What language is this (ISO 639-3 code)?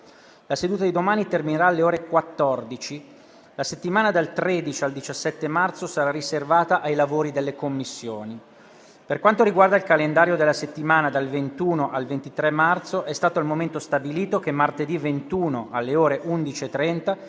ita